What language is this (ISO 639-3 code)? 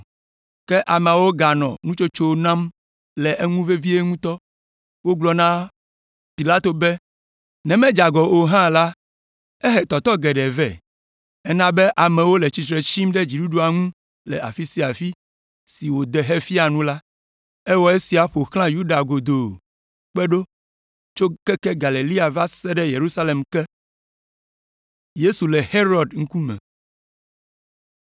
ewe